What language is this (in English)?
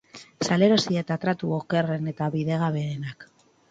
Basque